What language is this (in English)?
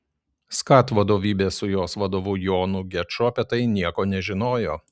Lithuanian